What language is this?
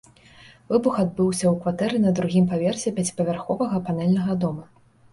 Belarusian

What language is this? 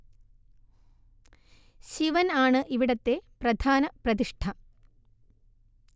Malayalam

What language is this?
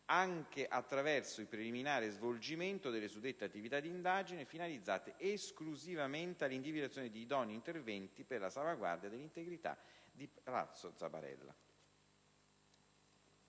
Italian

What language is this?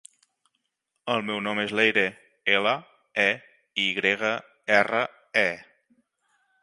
Catalan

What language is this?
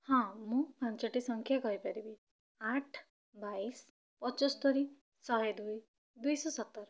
Odia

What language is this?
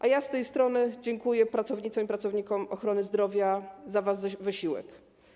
Polish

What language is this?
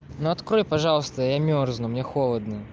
Russian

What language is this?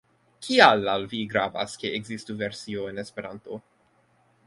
Esperanto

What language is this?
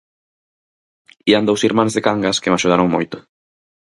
Galician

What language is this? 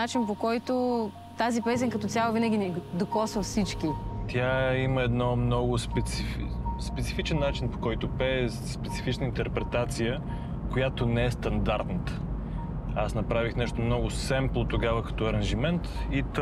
Bulgarian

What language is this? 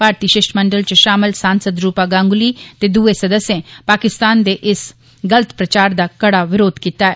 Dogri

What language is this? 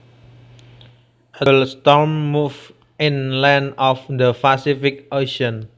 Javanese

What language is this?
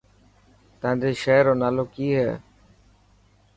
Dhatki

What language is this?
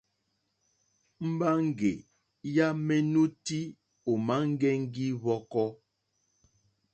Mokpwe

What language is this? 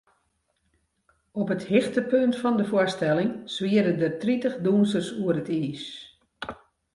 Western Frisian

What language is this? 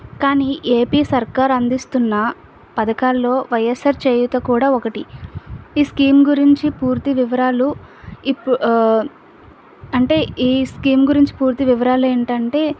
Telugu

